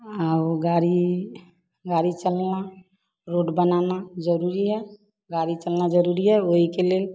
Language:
Hindi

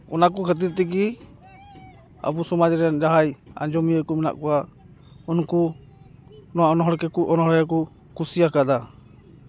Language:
Santali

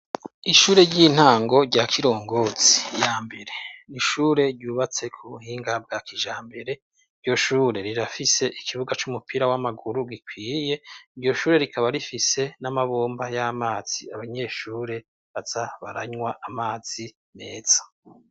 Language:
Rundi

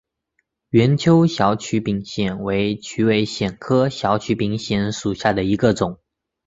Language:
Chinese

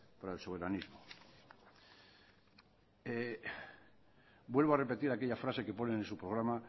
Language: Spanish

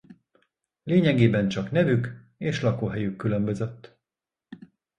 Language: Hungarian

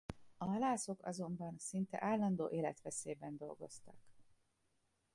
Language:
Hungarian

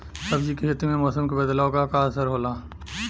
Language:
Bhojpuri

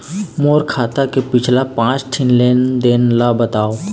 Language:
Chhattisgarhi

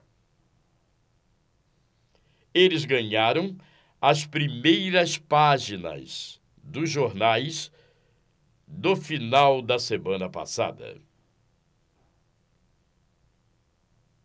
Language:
Portuguese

